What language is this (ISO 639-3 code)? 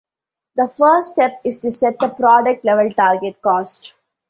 eng